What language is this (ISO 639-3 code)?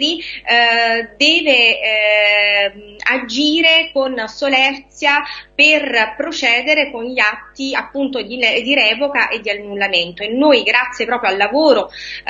ita